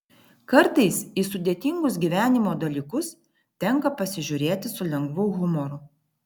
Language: Lithuanian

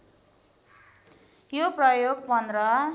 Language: Nepali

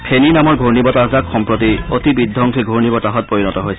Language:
Assamese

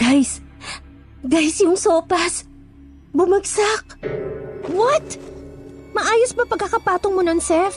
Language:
Filipino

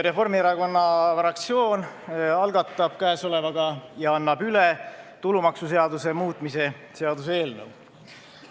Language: Estonian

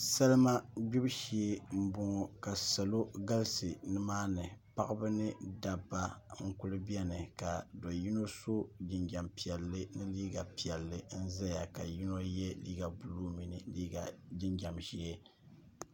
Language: Dagbani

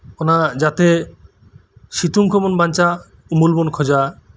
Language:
Santali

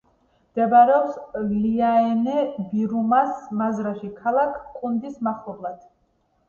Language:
Georgian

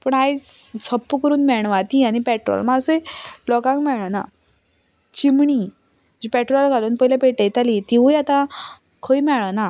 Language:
Konkani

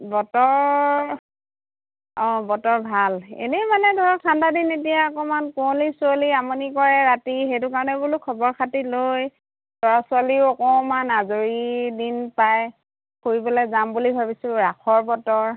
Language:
Assamese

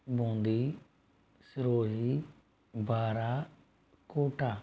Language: Hindi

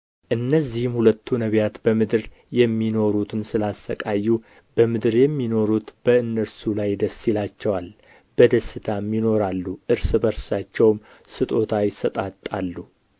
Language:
Amharic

